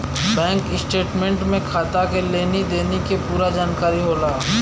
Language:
Bhojpuri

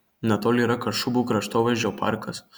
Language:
Lithuanian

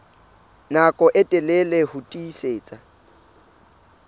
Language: Southern Sotho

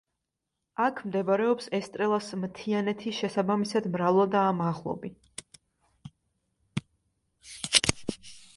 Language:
Georgian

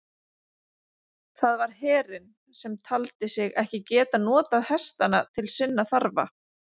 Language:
Icelandic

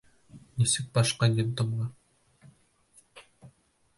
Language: Bashkir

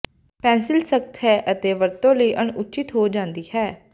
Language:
Punjabi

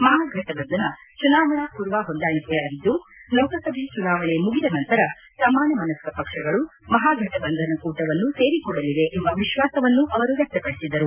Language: Kannada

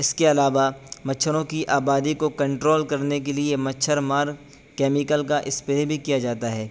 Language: Urdu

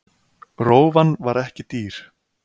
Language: Icelandic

